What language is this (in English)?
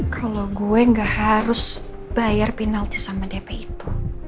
Indonesian